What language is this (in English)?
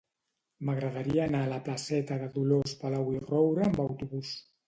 Catalan